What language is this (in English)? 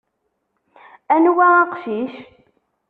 Kabyle